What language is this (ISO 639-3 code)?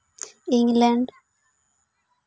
sat